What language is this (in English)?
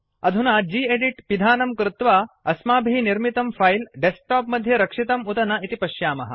Sanskrit